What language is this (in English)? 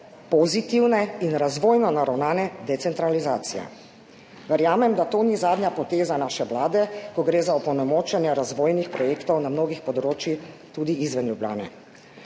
Slovenian